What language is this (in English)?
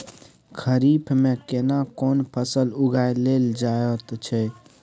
Maithili